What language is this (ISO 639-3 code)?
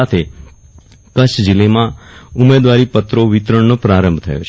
guj